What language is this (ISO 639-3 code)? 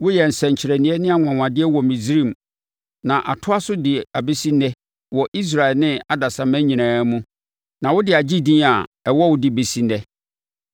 aka